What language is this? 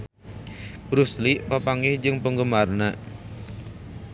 Sundanese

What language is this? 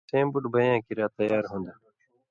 Indus Kohistani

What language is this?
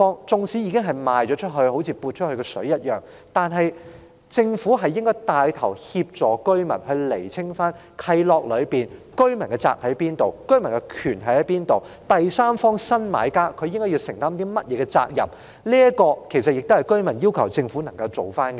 Cantonese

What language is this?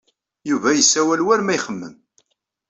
Kabyle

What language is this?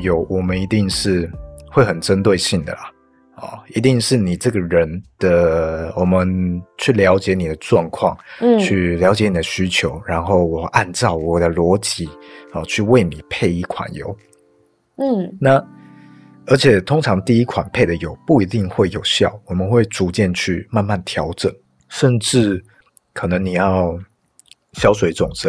Chinese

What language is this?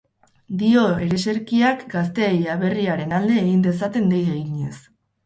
Basque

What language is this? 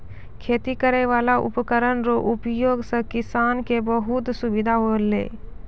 Maithili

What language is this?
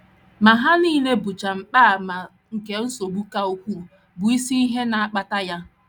Igbo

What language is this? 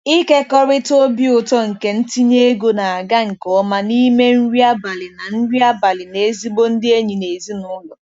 Igbo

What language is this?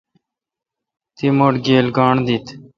Kalkoti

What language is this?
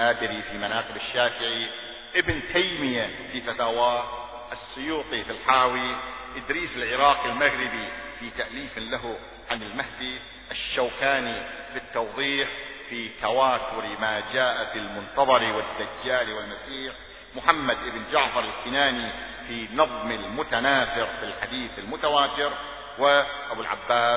Arabic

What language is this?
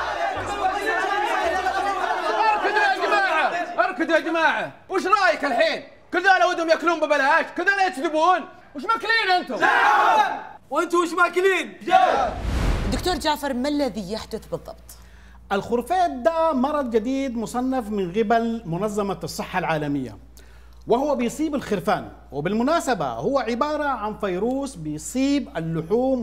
Arabic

